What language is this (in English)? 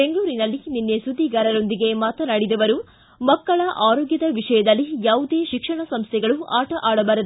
Kannada